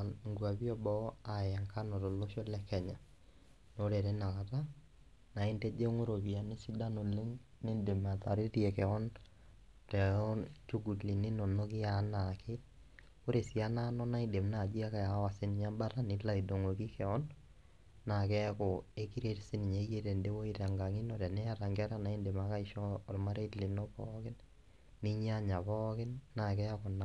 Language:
Masai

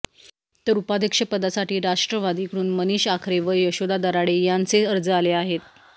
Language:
Marathi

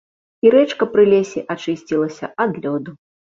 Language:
Belarusian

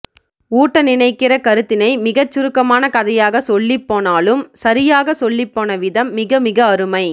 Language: Tamil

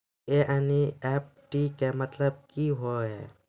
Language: Maithili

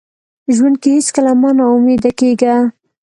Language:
Pashto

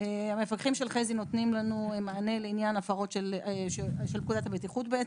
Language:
Hebrew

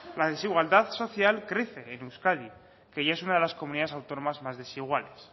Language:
Spanish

